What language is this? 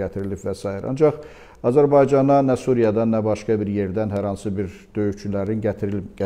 Turkish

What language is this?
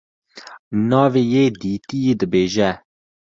Kurdish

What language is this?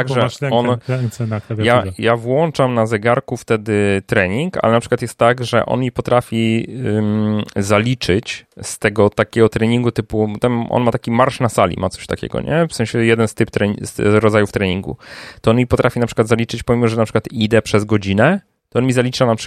Polish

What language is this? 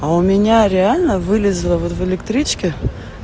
Russian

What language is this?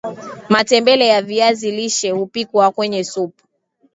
Swahili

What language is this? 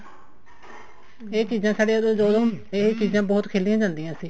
Punjabi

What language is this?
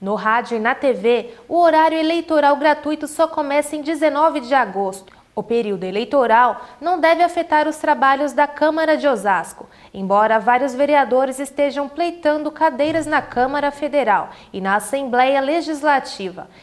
Portuguese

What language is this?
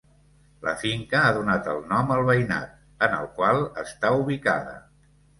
Catalan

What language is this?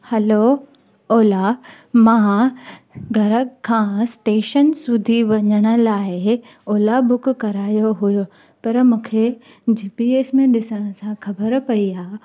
Sindhi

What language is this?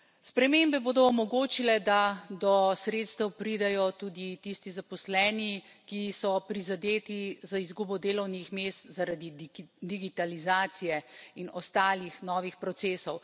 Slovenian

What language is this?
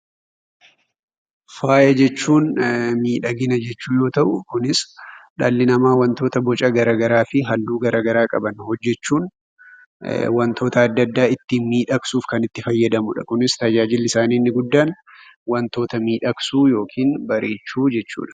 Oromo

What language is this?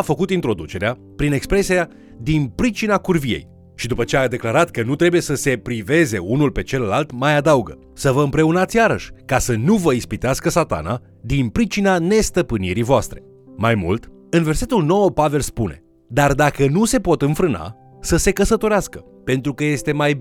Romanian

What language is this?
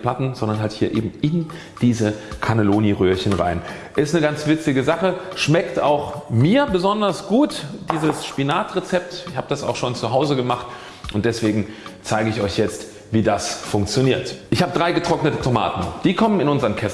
German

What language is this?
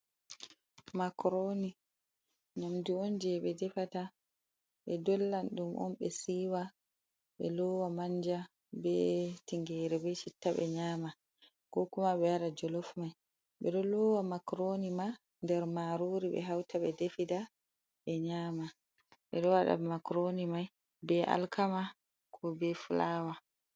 Fula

